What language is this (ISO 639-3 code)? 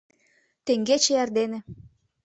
chm